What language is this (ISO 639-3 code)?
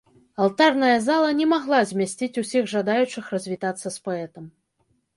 bel